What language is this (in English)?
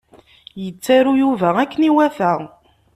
Kabyle